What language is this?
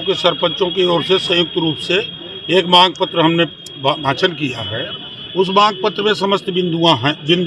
Hindi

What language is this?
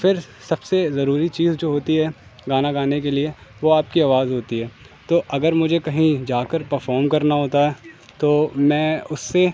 Urdu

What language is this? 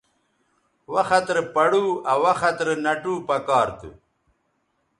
Bateri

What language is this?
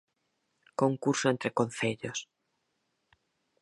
Galician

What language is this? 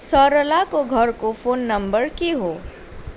Nepali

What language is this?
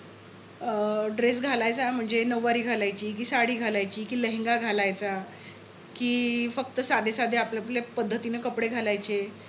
Marathi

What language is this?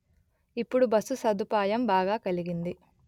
Telugu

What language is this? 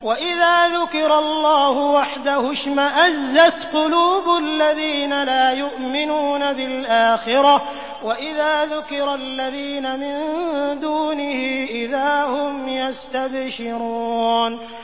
Arabic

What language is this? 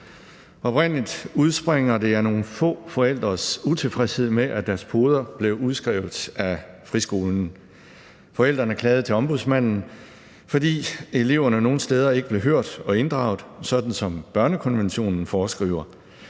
Danish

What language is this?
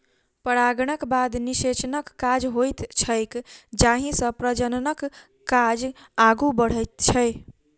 Maithili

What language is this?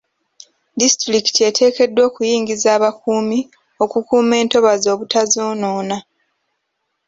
Ganda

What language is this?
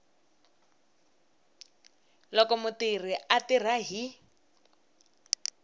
Tsonga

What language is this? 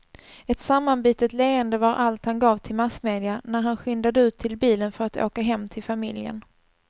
Swedish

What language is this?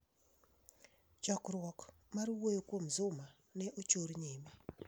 Luo (Kenya and Tanzania)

